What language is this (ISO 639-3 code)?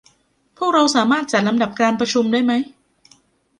tha